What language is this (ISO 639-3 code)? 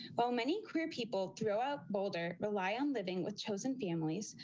eng